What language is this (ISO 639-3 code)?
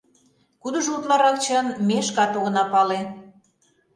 chm